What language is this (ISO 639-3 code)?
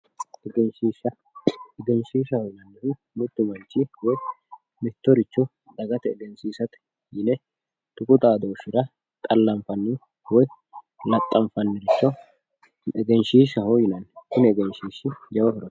sid